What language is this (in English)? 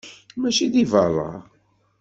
Kabyle